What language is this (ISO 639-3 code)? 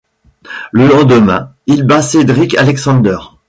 fra